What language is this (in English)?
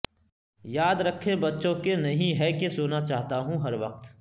Urdu